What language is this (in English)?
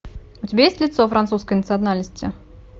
Russian